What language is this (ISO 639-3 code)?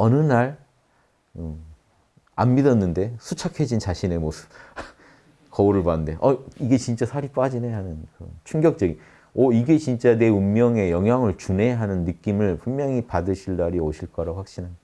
kor